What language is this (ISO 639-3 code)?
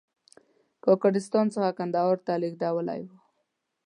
pus